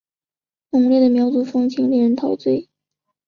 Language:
Chinese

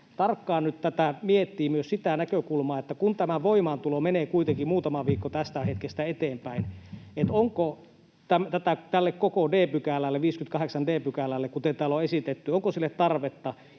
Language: Finnish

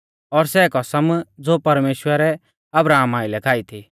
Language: Mahasu Pahari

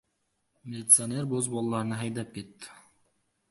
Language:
Uzbek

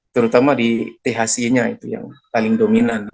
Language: Indonesian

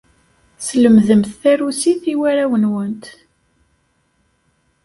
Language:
Kabyle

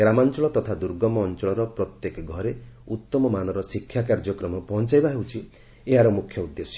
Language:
Odia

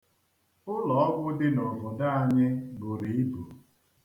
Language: Igbo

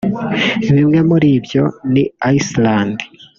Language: Kinyarwanda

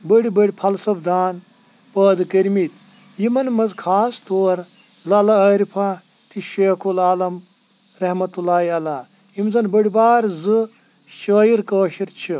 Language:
Kashmiri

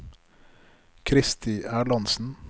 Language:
Norwegian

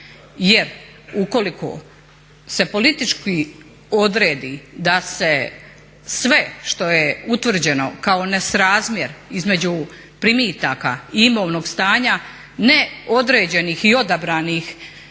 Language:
Croatian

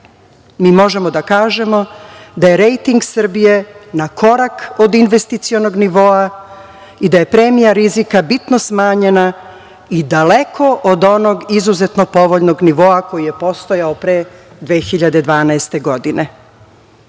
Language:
Serbian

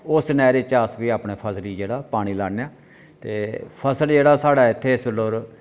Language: Dogri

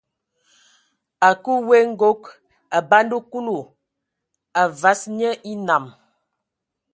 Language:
Ewondo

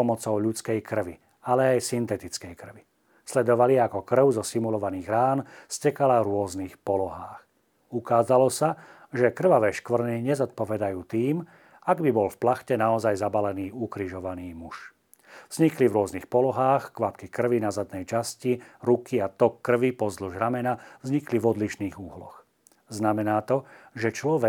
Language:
Slovak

